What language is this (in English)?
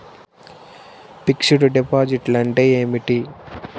Telugu